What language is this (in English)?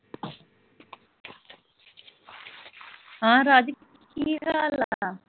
Punjabi